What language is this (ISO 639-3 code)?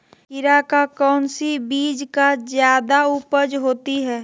mag